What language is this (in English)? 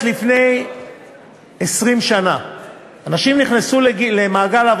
Hebrew